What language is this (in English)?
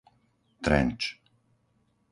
Slovak